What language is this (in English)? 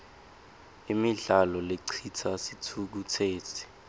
Swati